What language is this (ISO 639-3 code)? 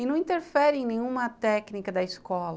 por